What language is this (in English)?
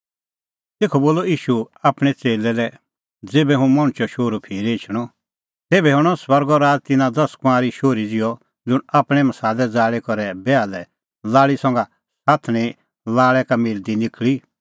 Kullu Pahari